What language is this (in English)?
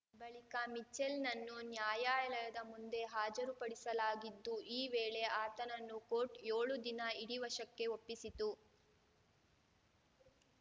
Kannada